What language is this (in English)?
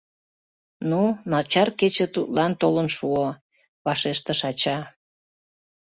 Mari